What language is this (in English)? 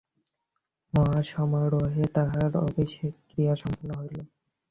Bangla